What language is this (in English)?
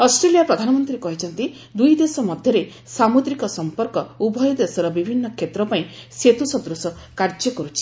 Odia